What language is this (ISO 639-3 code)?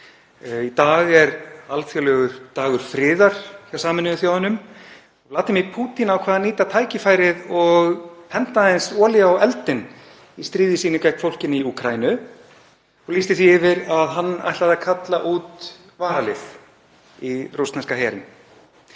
isl